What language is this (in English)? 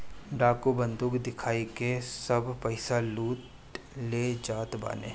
Bhojpuri